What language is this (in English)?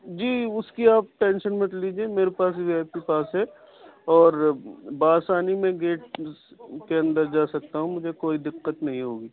Urdu